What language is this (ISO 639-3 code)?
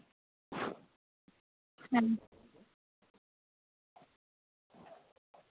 sat